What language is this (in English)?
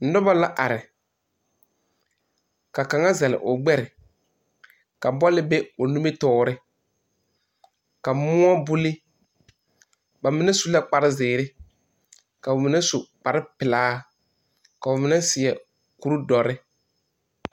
Southern Dagaare